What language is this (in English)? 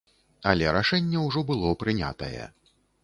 Belarusian